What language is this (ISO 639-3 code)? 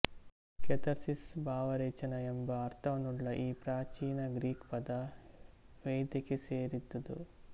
kan